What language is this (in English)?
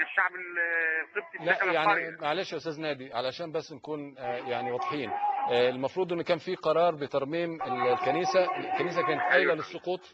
Arabic